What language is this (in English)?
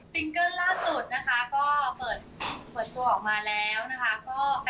Thai